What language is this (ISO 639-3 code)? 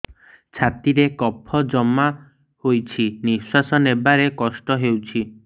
ori